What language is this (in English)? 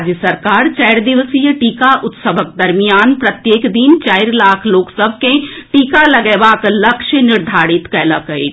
Maithili